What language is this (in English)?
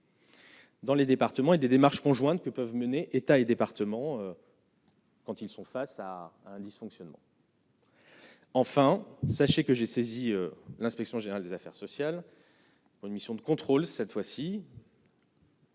French